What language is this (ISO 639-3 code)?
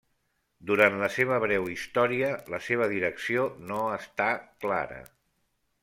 cat